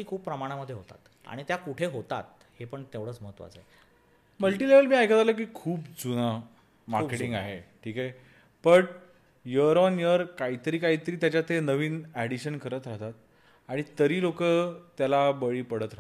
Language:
Marathi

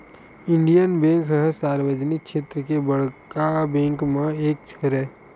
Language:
Chhattisgarhi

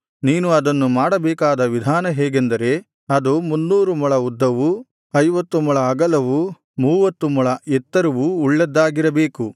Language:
Kannada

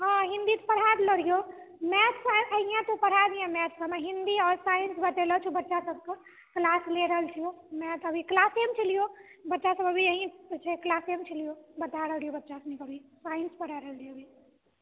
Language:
Maithili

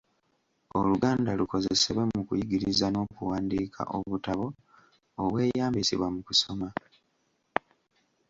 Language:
Ganda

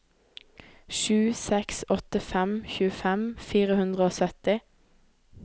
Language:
Norwegian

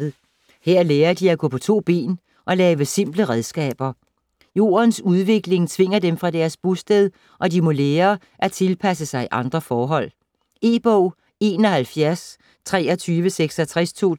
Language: Danish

